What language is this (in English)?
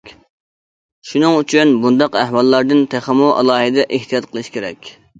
Uyghur